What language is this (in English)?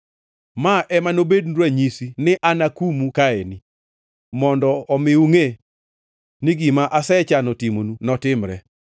Luo (Kenya and Tanzania)